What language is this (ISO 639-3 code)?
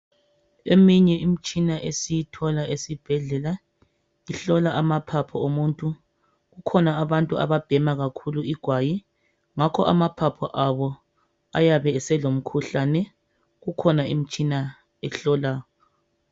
nde